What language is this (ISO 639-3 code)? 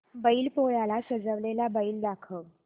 mar